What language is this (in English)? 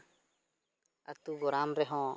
Santali